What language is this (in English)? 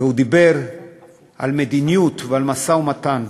Hebrew